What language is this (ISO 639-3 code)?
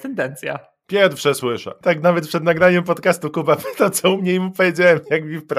pol